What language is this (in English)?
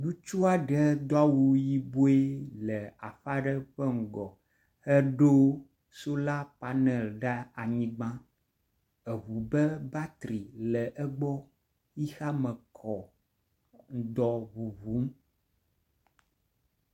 Ewe